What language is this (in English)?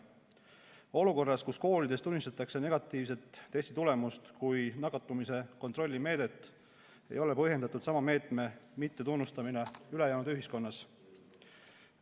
Estonian